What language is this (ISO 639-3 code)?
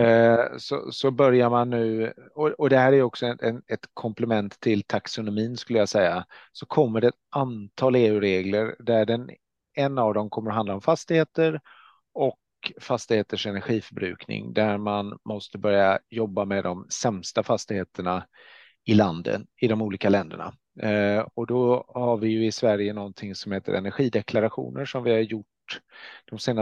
swe